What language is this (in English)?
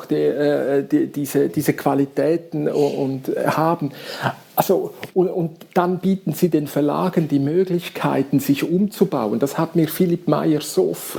German